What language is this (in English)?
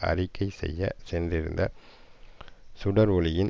Tamil